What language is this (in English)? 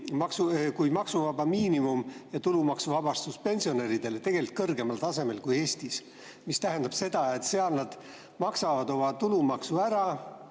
Estonian